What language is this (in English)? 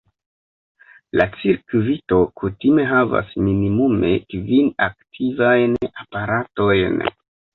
Esperanto